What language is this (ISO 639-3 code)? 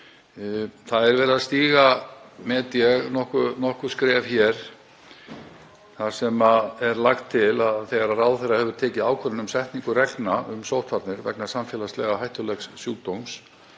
isl